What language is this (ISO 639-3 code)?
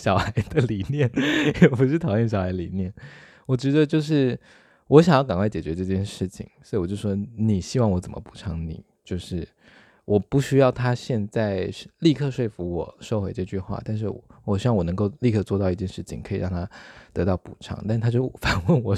zho